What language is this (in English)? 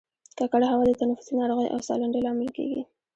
Pashto